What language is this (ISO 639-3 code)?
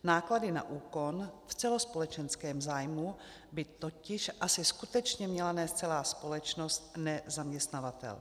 ces